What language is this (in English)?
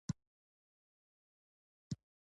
Pashto